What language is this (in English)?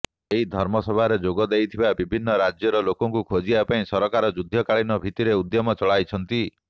Odia